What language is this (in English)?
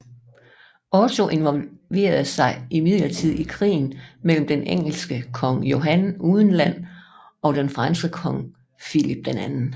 Danish